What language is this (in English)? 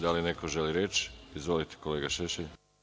Serbian